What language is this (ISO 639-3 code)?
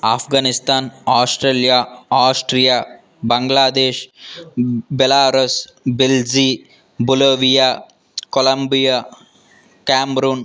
tel